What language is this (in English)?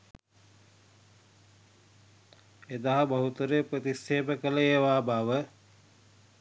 Sinhala